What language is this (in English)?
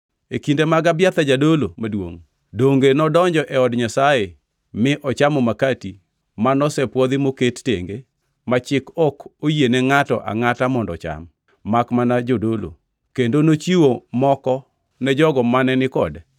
Luo (Kenya and Tanzania)